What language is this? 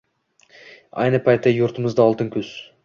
Uzbek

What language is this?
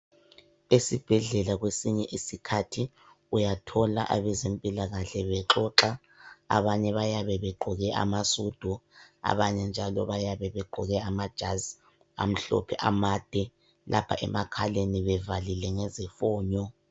North Ndebele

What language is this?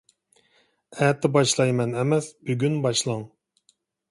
Uyghur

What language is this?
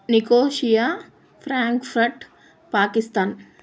Telugu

